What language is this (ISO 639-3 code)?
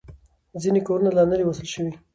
pus